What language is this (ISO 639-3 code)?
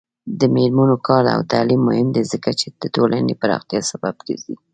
pus